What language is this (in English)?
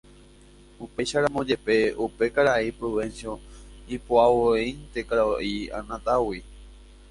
Guarani